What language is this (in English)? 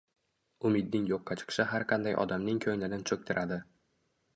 Uzbek